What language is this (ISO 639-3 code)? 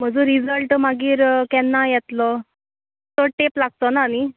kok